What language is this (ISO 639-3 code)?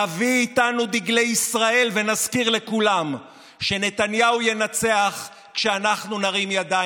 heb